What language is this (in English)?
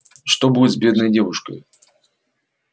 Russian